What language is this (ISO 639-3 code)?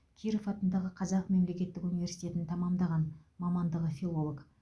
kaz